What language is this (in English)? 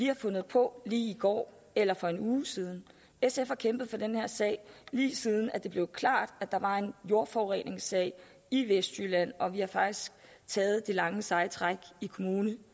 Danish